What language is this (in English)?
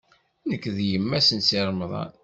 Kabyle